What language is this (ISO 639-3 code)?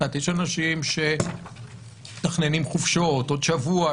heb